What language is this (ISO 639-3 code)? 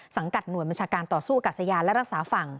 tha